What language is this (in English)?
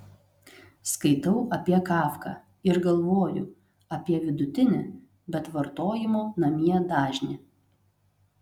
Lithuanian